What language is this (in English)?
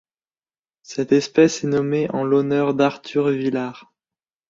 French